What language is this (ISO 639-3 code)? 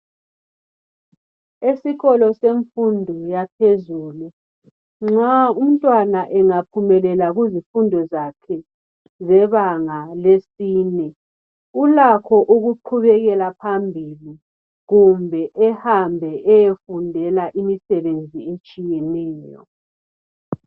nde